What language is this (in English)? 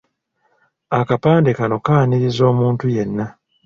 Ganda